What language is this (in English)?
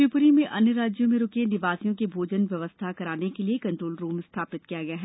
Hindi